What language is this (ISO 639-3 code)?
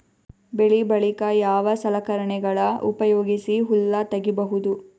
kan